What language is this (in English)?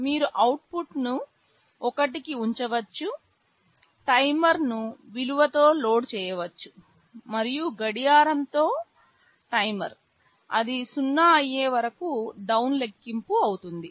Telugu